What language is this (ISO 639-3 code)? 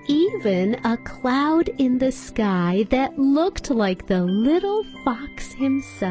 eng